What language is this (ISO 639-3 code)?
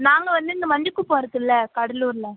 tam